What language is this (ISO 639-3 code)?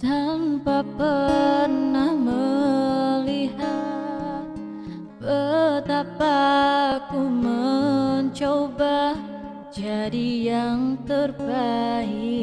ind